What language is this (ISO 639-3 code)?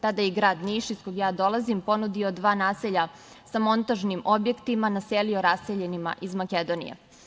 srp